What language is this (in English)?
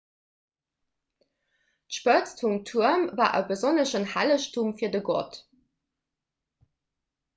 Luxembourgish